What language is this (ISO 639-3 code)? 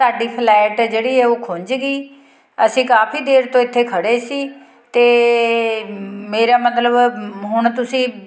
pan